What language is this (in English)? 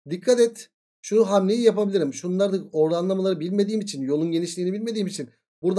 Turkish